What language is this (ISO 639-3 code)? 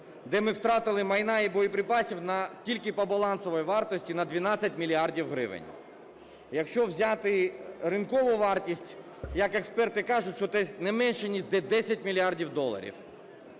ukr